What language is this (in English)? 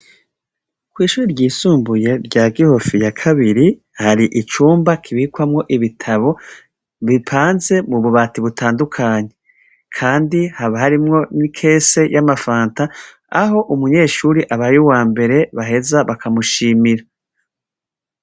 Rundi